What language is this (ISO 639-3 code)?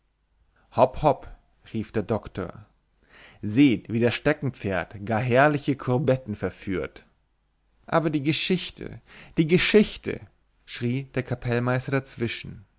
deu